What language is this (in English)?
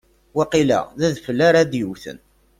Kabyle